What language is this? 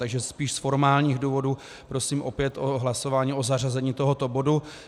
Czech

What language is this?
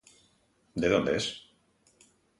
Galician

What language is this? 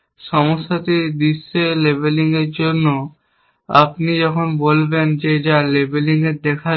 Bangla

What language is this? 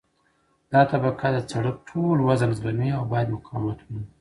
Pashto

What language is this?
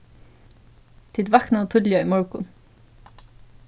Faroese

